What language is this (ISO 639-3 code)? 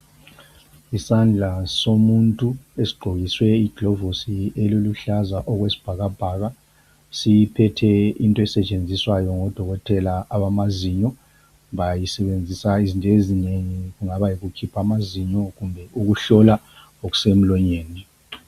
nde